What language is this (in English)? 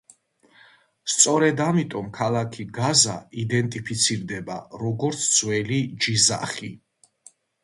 Georgian